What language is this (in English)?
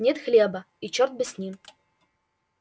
Russian